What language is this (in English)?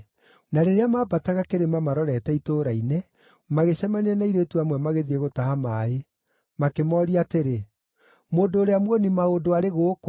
Kikuyu